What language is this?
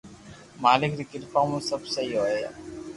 Loarki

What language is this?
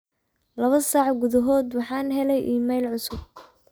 Somali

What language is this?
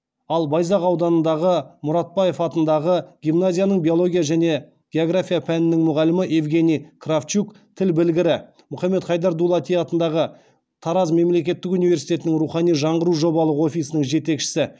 Kazakh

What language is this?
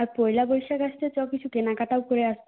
Bangla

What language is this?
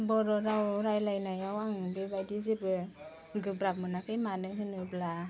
Bodo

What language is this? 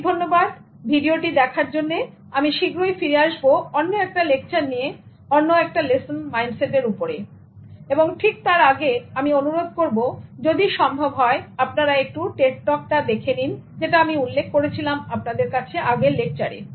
Bangla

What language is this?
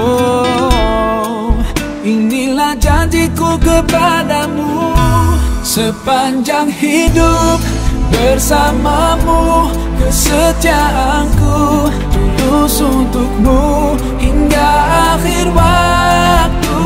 Indonesian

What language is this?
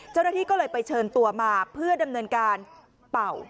Thai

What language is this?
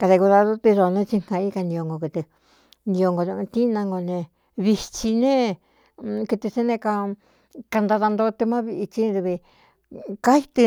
Cuyamecalco Mixtec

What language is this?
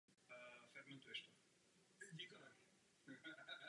Czech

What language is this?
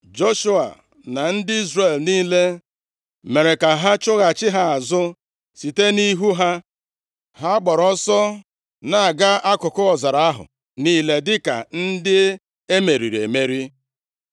Igbo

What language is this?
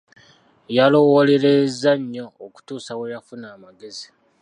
Ganda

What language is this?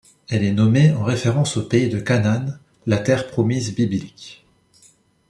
French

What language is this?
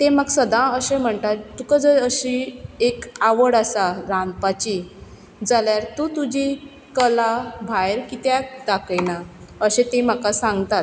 Konkani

